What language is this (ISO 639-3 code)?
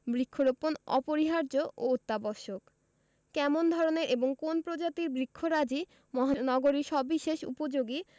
ben